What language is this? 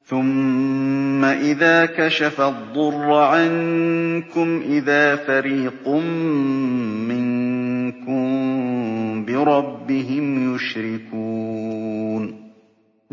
Arabic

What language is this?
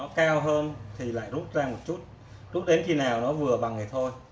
Vietnamese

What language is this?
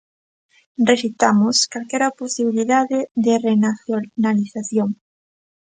Galician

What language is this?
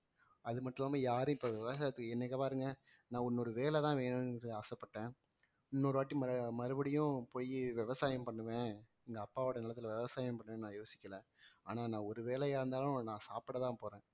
Tamil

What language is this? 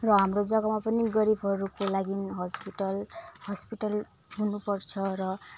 Nepali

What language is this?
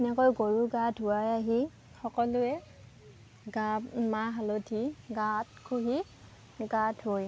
Assamese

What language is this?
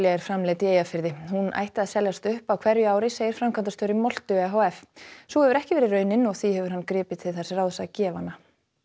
Icelandic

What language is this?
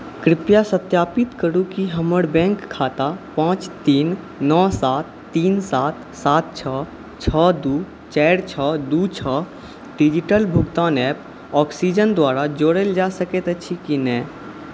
Maithili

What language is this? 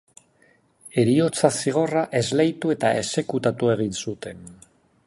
Basque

